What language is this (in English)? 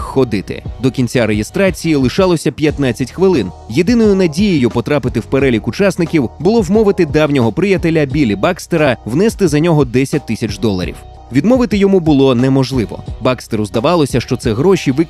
Ukrainian